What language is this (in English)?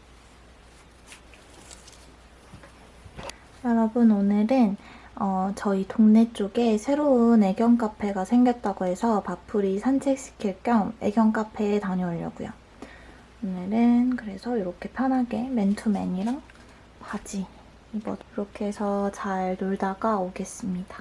Korean